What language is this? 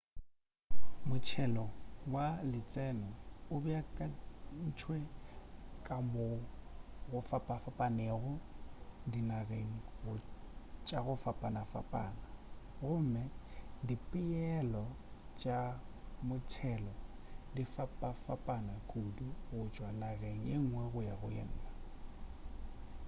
Northern Sotho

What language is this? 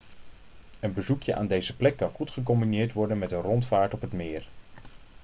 Dutch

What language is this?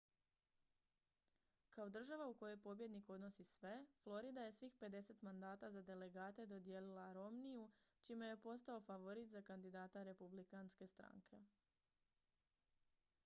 Croatian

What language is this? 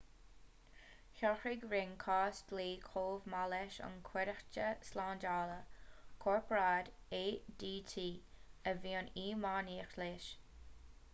Irish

